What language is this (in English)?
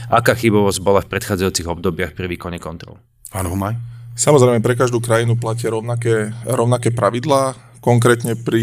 Slovak